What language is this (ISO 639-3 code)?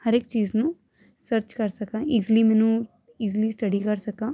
pan